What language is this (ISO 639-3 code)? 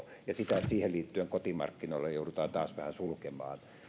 fin